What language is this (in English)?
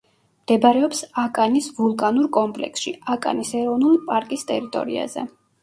Georgian